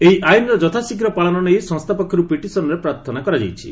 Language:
Odia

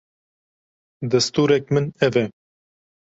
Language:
Kurdish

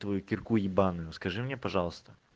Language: Russian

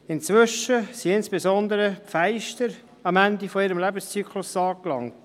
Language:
Swiss German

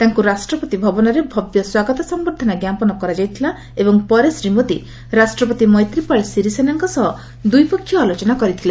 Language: Odia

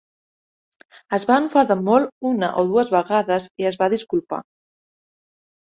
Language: Catalan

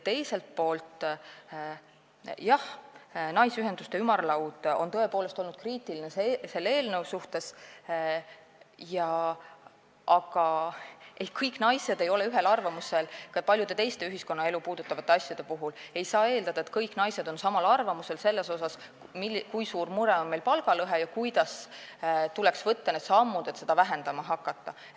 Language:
Estonian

